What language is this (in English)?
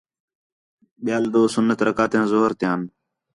Khetrani